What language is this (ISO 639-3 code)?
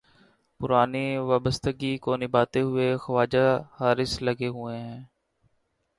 urd